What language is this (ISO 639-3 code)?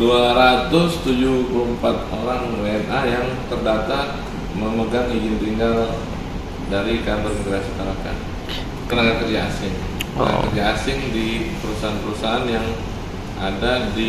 ind